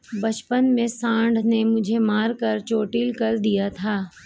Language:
Hindi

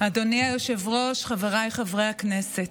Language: Hebrew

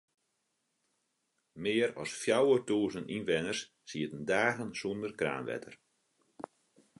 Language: Western Frisian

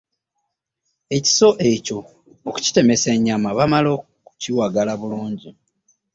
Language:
Ganda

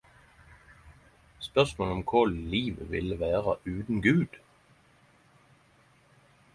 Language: Norwegian Nynorsk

